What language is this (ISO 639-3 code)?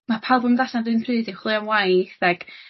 cym